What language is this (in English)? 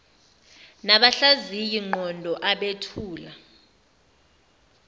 Zulu